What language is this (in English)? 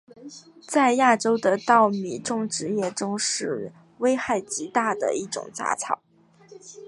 Chinese